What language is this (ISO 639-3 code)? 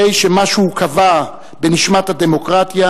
heb